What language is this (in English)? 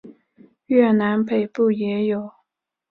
Chinese